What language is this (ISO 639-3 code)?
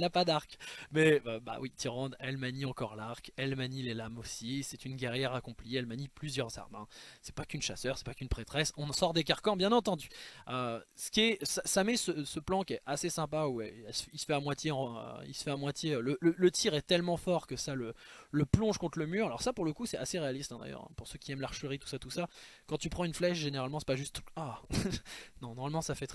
fra